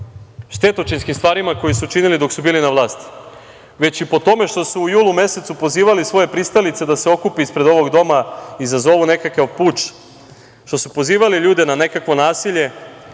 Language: Serbian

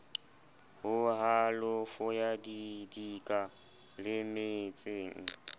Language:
Southern Sotho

